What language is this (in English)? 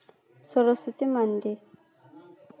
Santali